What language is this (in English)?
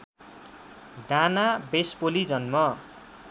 Nepali